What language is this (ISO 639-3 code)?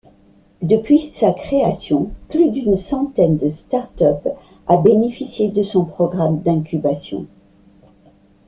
fra